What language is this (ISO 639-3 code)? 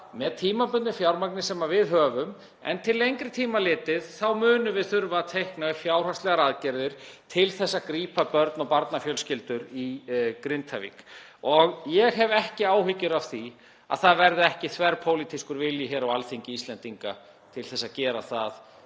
isl